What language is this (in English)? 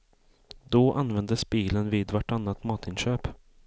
Swedish